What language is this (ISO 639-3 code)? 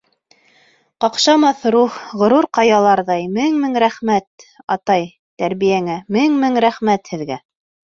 bak